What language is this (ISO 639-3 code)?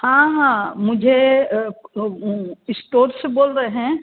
hin